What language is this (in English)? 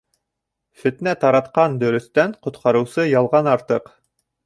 Bashkir